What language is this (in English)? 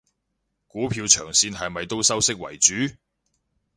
Cantonese